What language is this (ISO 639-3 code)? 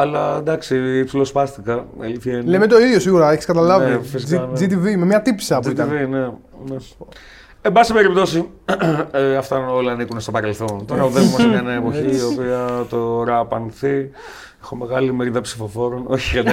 ell